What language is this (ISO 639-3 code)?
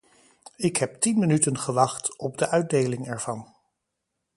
nld